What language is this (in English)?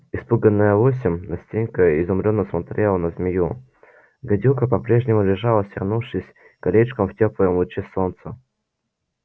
Russian